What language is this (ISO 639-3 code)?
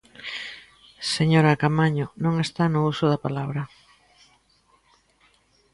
glg